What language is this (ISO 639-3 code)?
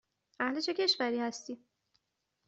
fas